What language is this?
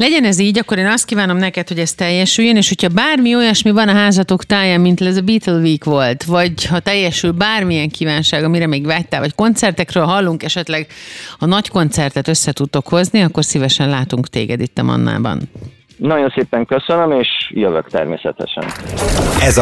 Hungarian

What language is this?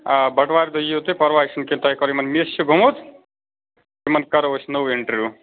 Kashmiri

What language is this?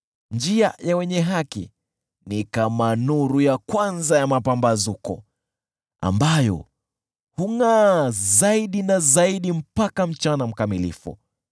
Swahili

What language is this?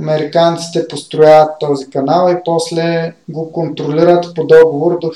Bulgarian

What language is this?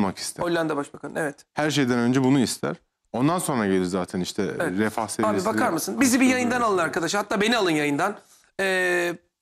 Turkish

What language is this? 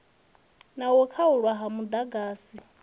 Venda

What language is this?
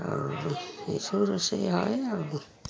Odia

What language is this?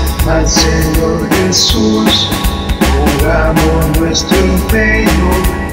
Spanish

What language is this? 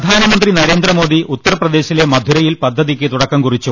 Malayalam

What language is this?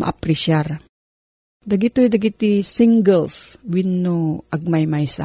Filipino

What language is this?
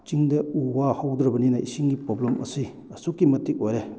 Manipuri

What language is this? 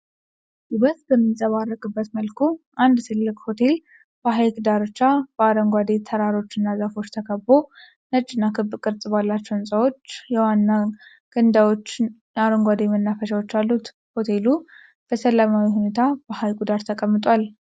Amharic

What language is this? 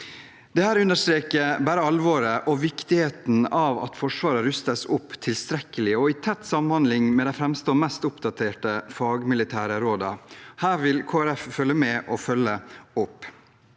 Norwegian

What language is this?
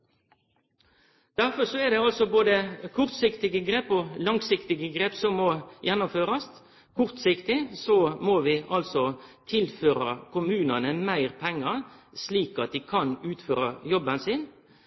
Norwegian Nynorsk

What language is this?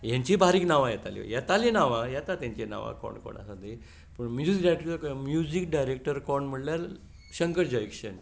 Konkani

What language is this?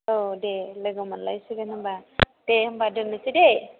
Bodo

